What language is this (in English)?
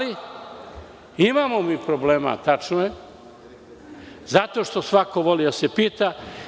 Serbian